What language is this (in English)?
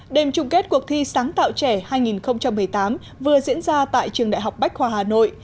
Vietnamese